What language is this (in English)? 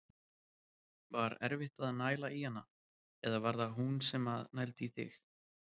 Icelandic